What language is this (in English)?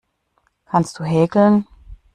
German